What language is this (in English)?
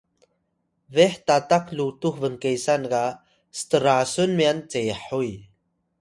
Atayal